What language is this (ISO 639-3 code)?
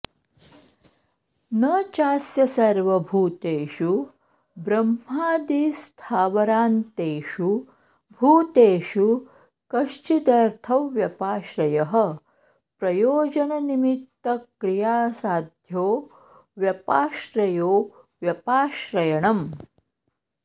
san